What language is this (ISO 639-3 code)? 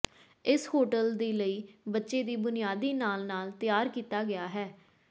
pan